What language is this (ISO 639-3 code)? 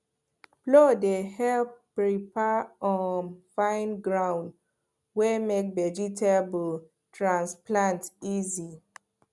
pcm